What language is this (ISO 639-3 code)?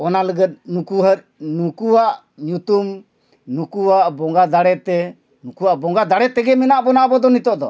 sat